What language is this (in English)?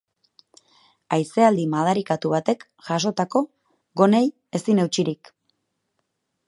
Basque